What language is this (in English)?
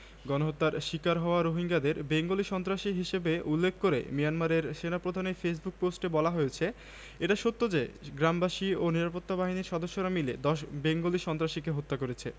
Bangla